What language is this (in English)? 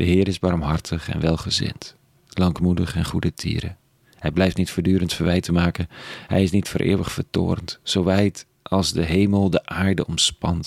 Dutch